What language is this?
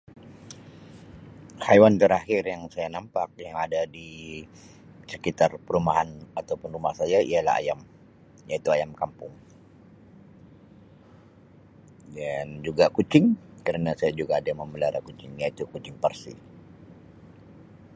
Sabah Malay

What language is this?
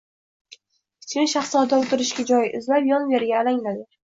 Uzbek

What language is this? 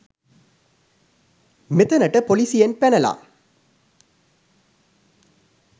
Sinhala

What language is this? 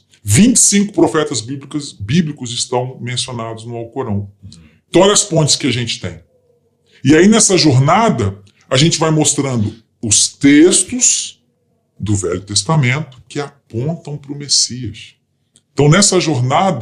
Portuguese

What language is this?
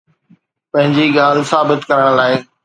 Sindhi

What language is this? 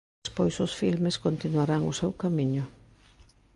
Galician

